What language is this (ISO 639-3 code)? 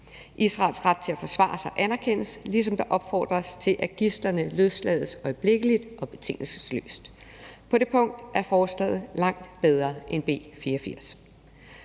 dan